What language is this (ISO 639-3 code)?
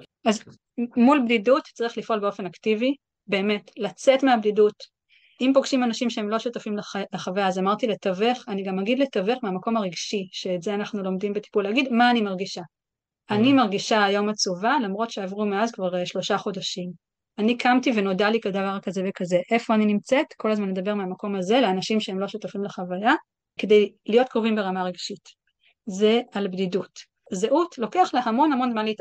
heb